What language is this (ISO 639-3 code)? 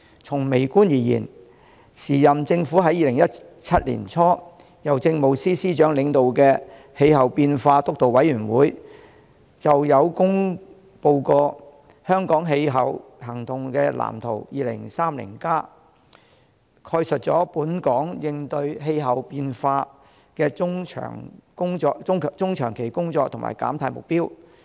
yue